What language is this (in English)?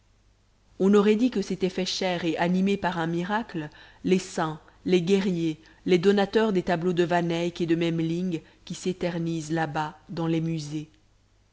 French